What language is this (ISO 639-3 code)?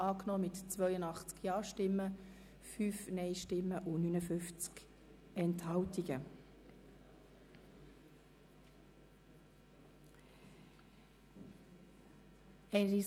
gsw